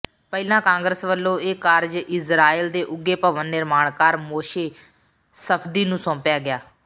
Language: Punjabi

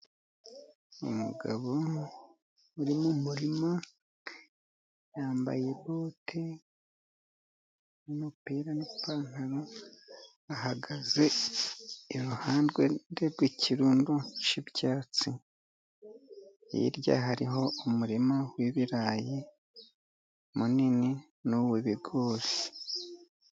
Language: Kinyarwanda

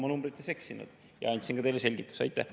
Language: Estonian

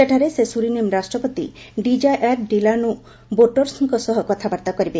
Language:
Odia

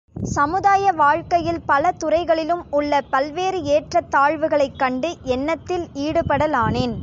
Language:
Tamil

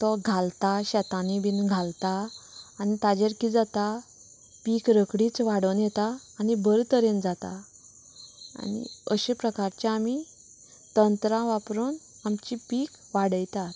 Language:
Konkani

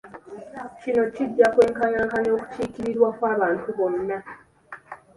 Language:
Ganda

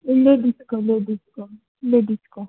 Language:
Nepali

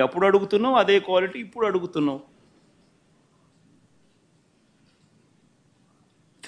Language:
Telugu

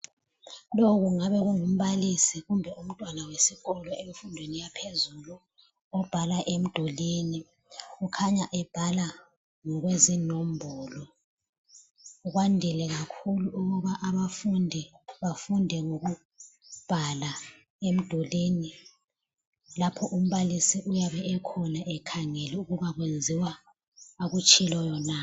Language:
North Ndebele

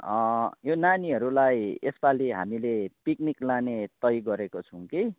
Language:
Nepali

